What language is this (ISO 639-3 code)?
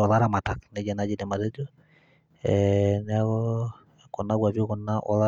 mas